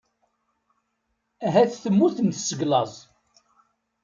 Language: Kabyle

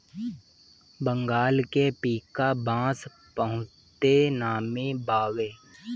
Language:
Bhojpuri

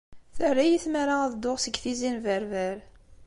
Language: Kabyle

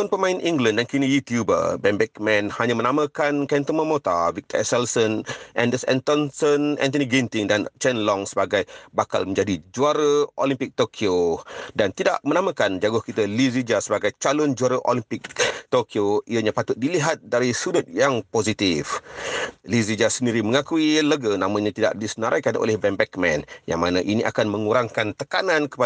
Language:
Malay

